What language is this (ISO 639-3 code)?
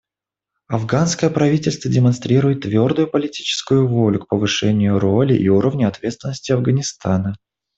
rus